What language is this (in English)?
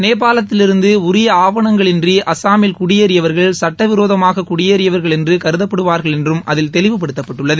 Tamil